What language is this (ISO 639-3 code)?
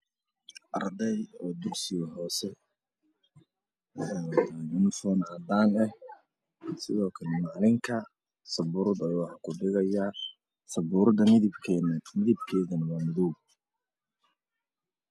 som